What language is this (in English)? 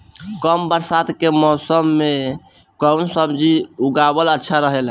Bhojpuri